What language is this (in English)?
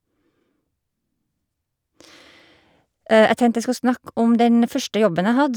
Norwegian